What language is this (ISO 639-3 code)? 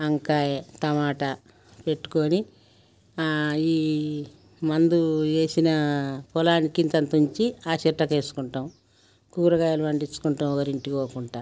tel